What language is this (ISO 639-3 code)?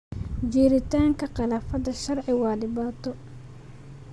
som